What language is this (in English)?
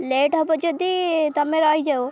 Odia